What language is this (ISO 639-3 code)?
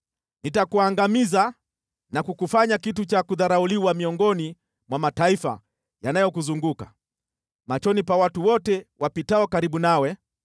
swa